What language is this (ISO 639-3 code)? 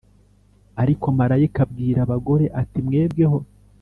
kin